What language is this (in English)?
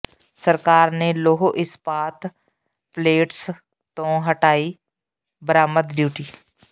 Punjabi